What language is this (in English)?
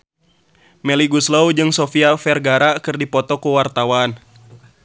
Sundanese